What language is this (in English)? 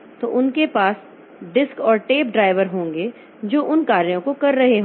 Hindi